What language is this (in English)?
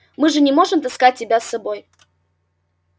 Russian